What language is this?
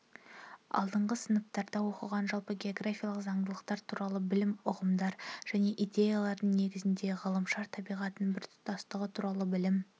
Kazakh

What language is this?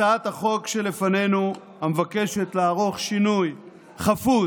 Hebrew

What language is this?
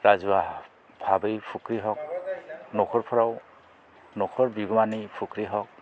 Bodo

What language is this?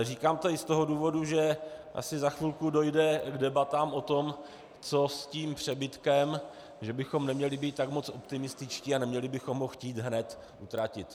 Czech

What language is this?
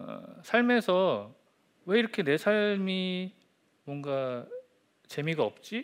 Korean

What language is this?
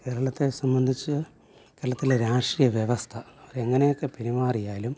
Malayalam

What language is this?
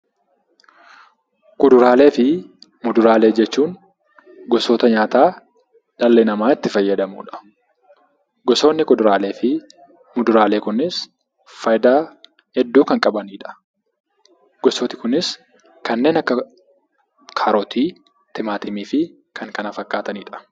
Oromo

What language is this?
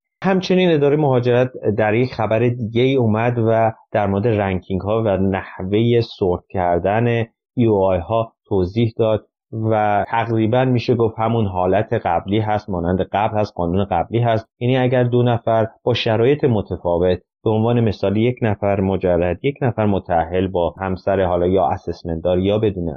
Persian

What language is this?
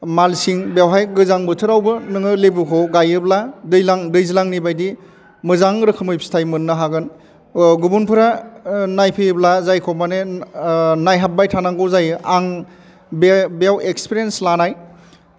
Bodo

